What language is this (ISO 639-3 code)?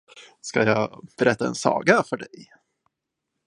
swe